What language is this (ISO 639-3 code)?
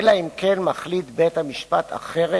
heb